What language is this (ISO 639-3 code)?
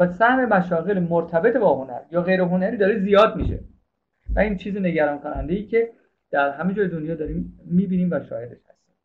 fas